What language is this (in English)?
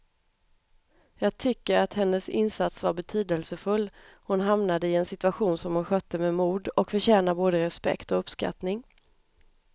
Swedish